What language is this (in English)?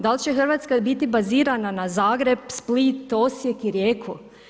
Croatian